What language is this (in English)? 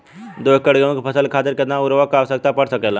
Bhojpuri